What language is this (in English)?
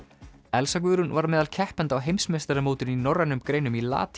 Icelandic